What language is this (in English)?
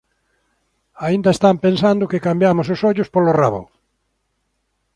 Galician